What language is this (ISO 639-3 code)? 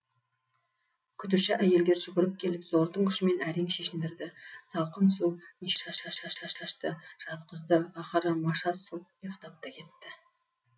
kaz